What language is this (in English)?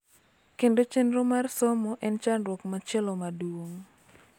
Luo (Kenya and Tanzania)